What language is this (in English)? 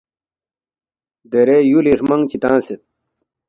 Balti